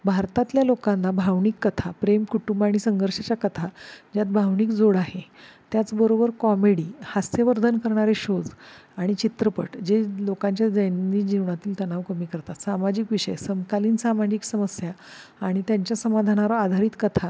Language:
Marathi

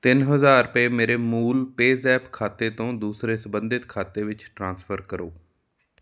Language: Punjabi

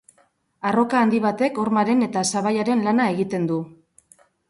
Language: Basque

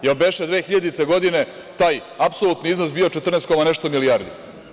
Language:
Serbian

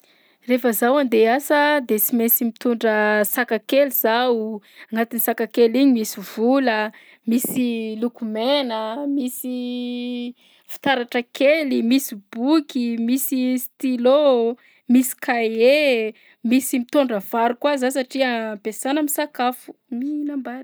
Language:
Southern Betsimisaraka Malagasy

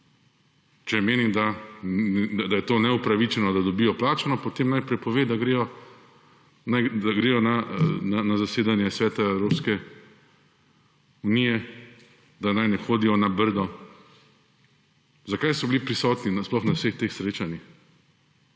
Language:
Slovenian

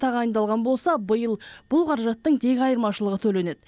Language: Kazakh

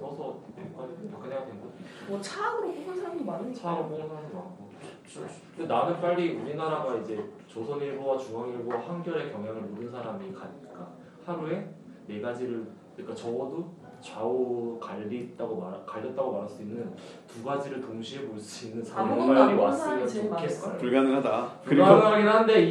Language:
Korean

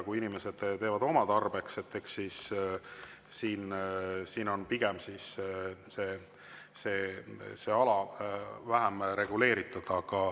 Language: Estonian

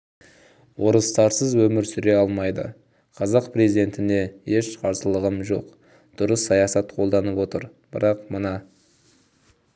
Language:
Kazakh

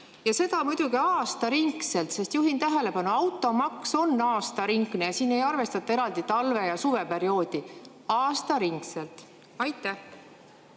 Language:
Estonian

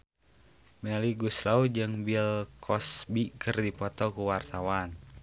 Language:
Sundanese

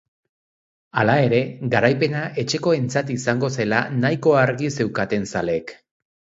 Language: Basque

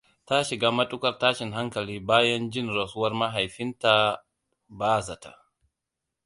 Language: Hausa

